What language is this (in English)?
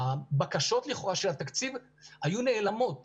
Hebrew